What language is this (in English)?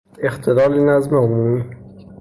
Persian